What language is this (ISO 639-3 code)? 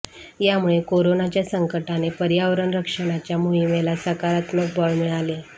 mar